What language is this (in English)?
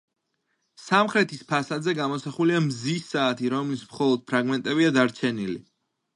Georgian